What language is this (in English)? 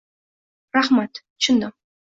Uzbek